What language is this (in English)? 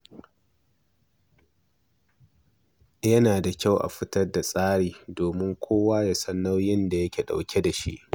Hausa